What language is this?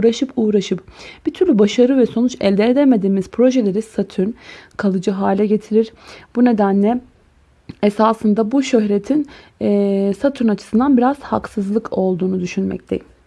Turkish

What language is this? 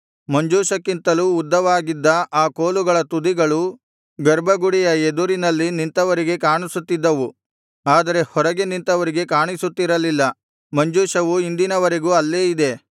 Kannada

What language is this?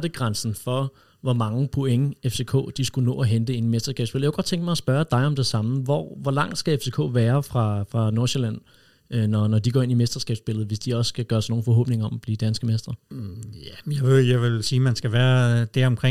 Danish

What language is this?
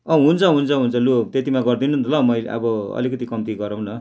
Nepali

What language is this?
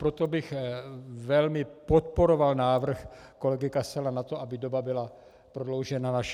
Czech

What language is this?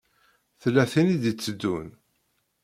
Kabyle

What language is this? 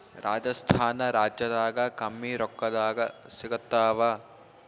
Kannada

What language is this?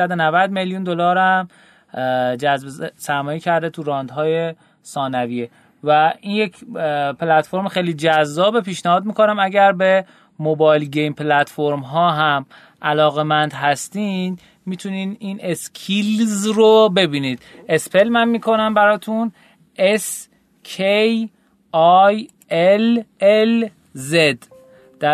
Persian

